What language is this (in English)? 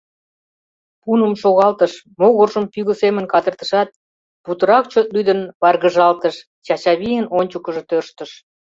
Mari